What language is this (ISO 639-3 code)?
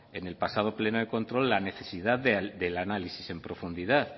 spa